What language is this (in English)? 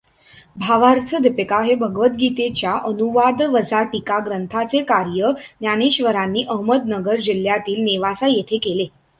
Marathi